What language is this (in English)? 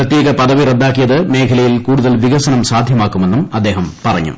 Malayalam